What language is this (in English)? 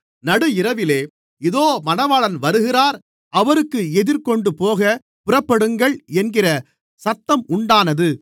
Tamil